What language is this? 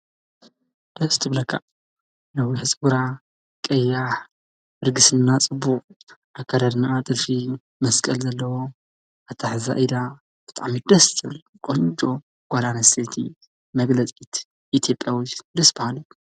Tigrinya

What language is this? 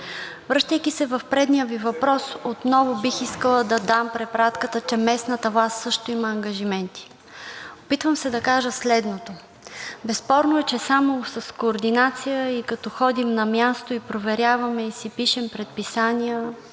Bulgarian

